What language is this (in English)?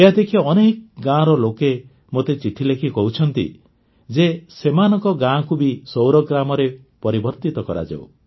Odia